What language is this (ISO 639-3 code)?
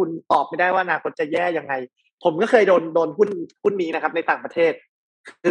tha